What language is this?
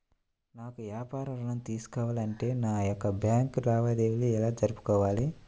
Telugu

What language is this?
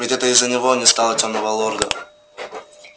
Russian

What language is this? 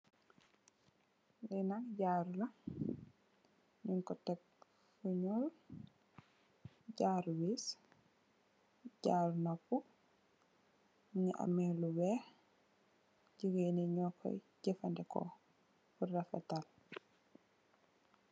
Wolof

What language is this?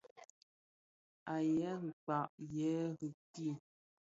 Bafia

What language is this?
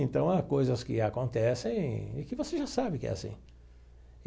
Portuguese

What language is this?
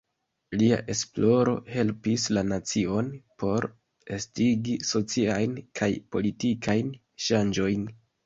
Esperanto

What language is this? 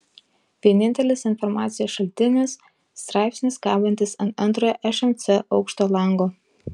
Lithuanian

